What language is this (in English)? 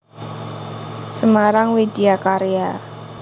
Javanese